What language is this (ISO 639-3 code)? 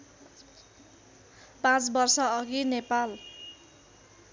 nep